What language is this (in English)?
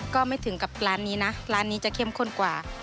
Thai